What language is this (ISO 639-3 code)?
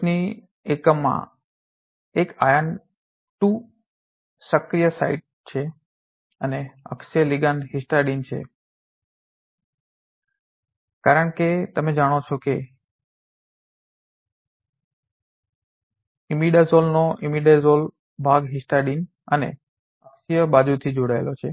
guj